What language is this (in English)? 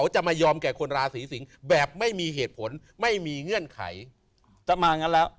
Thai